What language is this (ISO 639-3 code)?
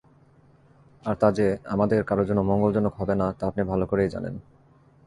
ben